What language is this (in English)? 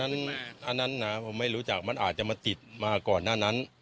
Thai